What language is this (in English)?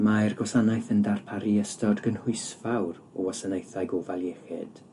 Welsh